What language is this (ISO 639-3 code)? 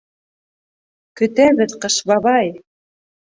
bak